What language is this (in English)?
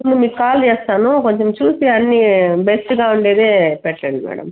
Telugu